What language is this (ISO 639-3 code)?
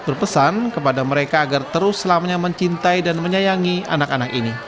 ind